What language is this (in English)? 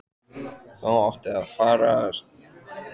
Icelandic